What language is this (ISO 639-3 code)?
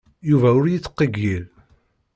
kab